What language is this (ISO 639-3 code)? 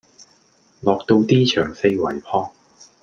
yue